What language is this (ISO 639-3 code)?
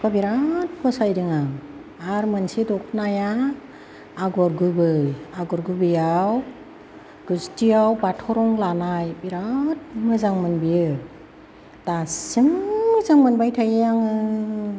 brx